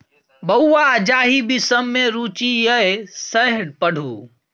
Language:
Maithili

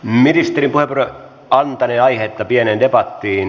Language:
Finnish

